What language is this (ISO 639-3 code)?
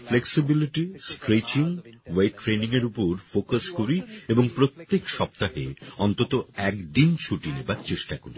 ben